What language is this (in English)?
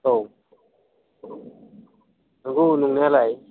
Bodo